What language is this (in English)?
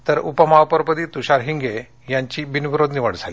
Marathi